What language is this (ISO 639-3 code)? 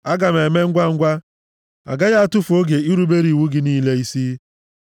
ibo